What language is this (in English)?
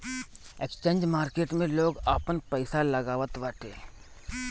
Bhojpuri